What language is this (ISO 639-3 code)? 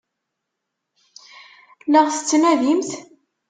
kab